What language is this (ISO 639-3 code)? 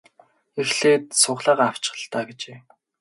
mon